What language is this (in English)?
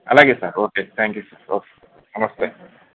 Telugu